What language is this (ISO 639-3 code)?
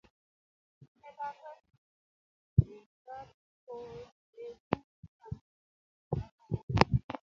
kln